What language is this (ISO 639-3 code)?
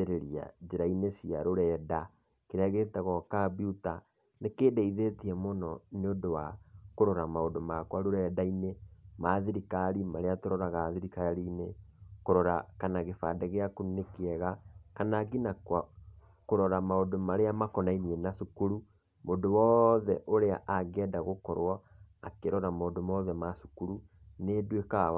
kik